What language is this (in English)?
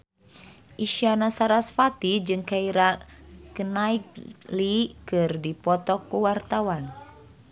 Sundanese